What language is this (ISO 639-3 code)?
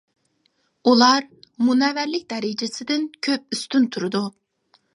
uig